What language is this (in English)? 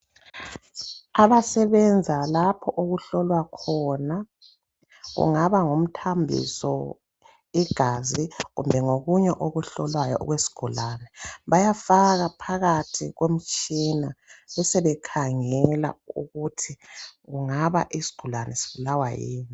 North Ndebele